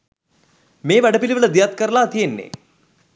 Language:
Sinhala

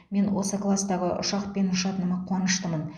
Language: Kazakh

